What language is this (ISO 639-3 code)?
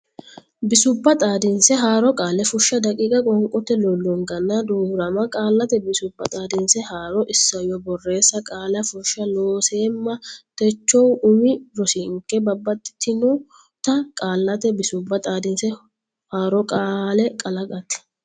sid